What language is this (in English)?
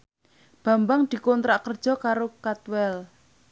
Javanese